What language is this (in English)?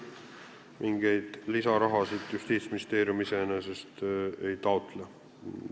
Estonian